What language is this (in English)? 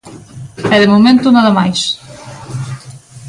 Galician